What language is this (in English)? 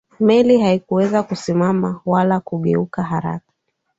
Swahili